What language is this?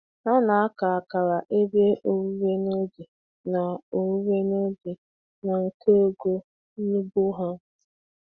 Igbo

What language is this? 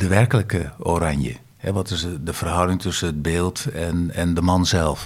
Dutch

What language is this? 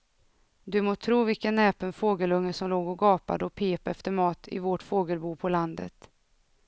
Swedish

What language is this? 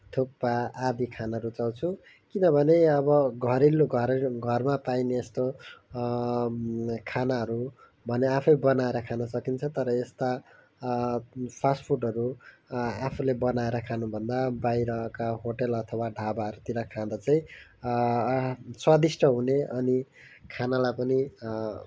Nepali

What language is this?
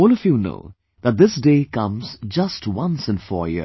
English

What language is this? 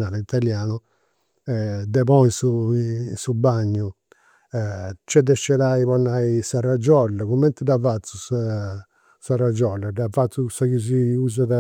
Campidanese Sardinian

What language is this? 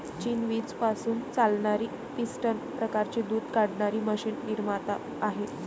Marathi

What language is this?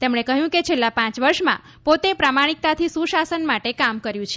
Gujarati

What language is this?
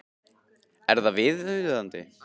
Icelandic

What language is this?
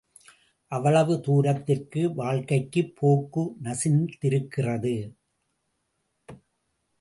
Tamil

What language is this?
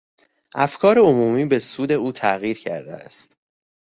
Persian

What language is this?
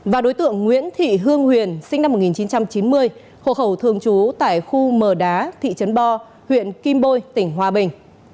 Vietnamese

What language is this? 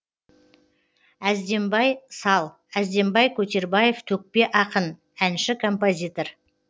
Kazakh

